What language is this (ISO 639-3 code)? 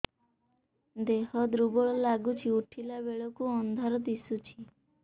ori